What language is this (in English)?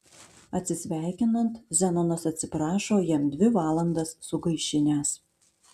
Lithuanian